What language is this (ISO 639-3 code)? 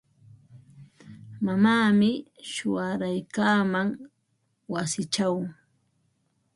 qva